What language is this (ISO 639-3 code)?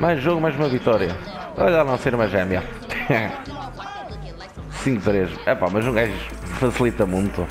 por